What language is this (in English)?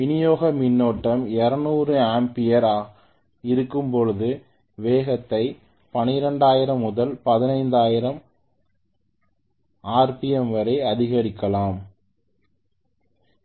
Tamil